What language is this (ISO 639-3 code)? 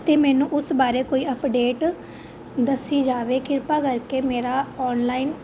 pan